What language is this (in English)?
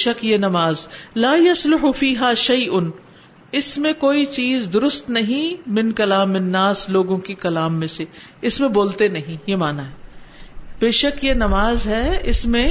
Urdu